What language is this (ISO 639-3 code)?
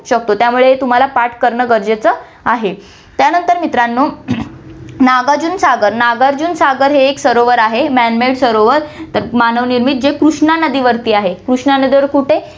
mar